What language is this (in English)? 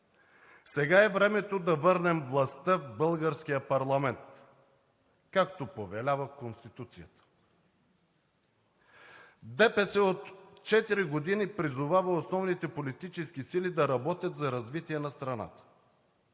Bulgarian